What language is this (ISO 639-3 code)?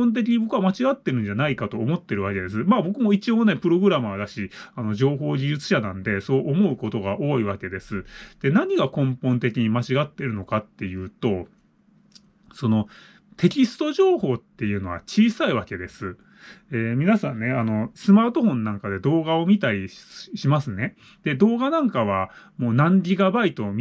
jpn